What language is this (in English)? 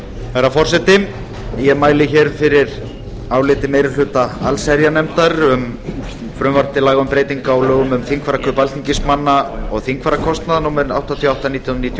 Icelandic